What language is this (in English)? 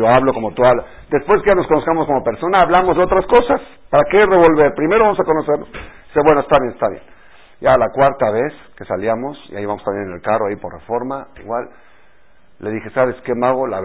Spanish